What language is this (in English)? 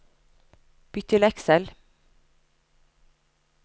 Norwegian